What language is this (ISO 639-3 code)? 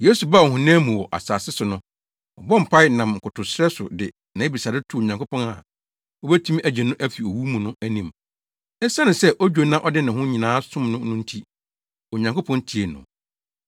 aka